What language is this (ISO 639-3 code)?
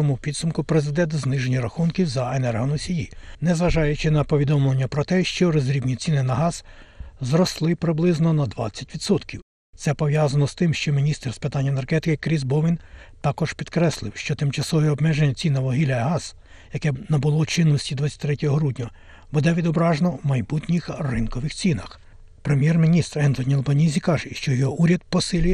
ukr